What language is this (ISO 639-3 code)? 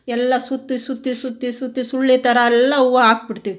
kan